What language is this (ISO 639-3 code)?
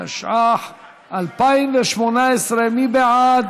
heb